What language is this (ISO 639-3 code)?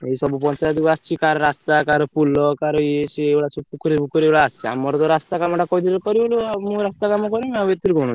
ori